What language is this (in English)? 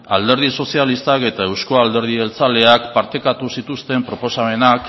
Basque